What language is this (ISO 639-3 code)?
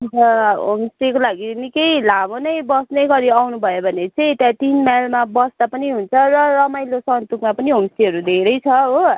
nep